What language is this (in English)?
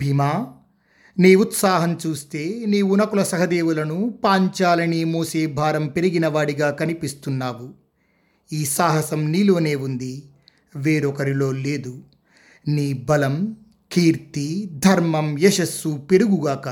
Telugu